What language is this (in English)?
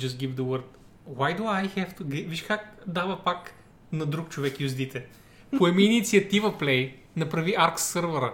Bulgarian